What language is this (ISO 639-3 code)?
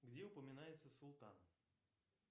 rus